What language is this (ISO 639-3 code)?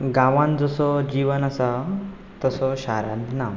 kok